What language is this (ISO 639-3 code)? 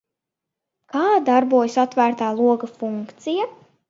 lav